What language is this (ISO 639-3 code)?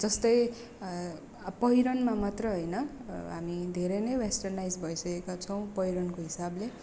nep